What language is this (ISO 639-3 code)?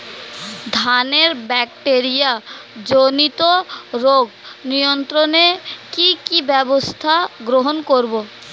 ben